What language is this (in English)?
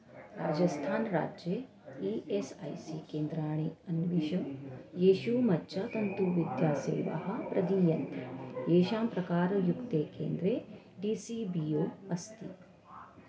Sanskrit